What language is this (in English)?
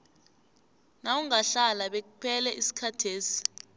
South Ndebele